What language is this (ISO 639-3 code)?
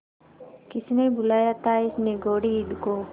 hin